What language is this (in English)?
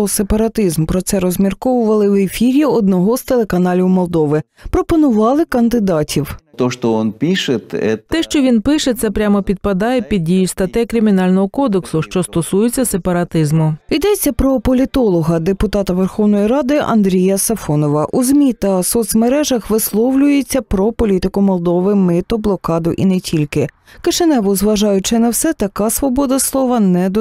Ukrainian